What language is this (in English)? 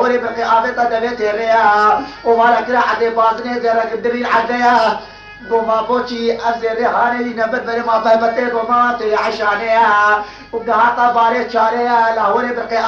Arabic